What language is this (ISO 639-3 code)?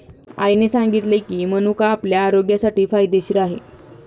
mar